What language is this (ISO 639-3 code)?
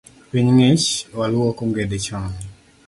luo